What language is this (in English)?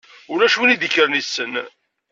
Kabyle